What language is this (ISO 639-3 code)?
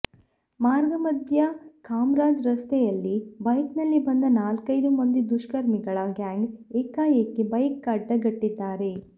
kan